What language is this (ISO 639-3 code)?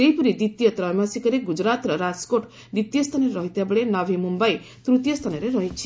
ori